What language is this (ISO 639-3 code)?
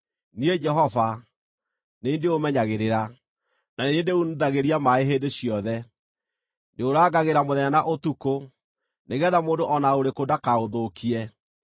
kik